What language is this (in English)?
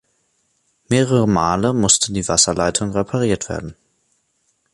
German